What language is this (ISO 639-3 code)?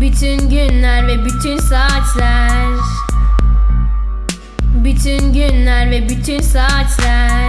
tur